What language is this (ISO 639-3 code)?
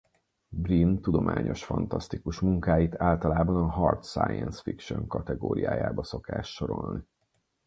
hun